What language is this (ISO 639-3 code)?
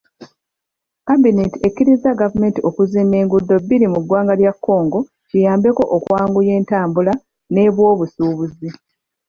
lug